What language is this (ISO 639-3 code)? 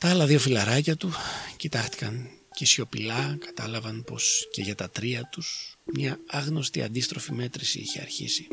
ell